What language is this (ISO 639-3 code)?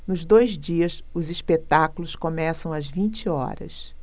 por